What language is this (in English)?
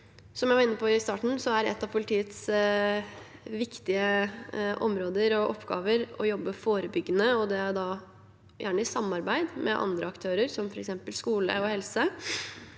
Norwegian